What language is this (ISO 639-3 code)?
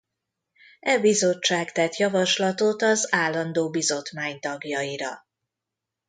hun